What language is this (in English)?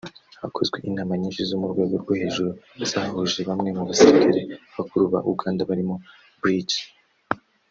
Kinyarwanda